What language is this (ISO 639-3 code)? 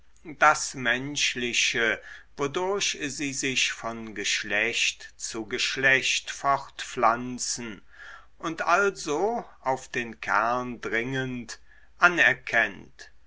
deu